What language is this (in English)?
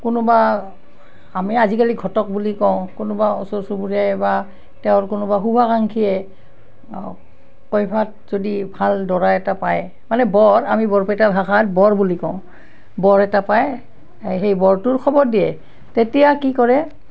Assamese